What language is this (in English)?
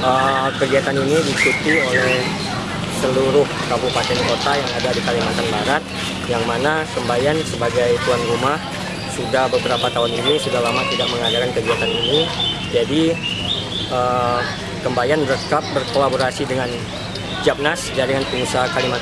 Indonesian